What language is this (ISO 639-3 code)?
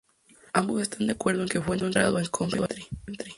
spa